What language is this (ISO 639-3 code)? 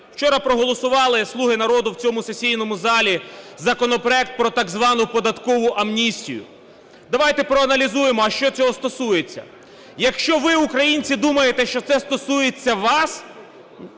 ukr